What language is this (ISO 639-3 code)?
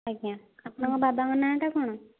ori